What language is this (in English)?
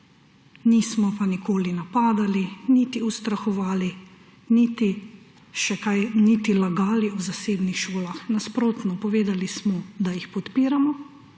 Slovenian